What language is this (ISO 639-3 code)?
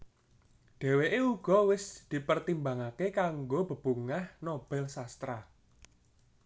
jav